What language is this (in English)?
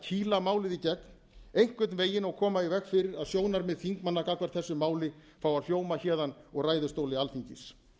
Icelandic